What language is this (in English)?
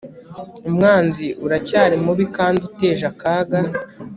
Kinyarwanda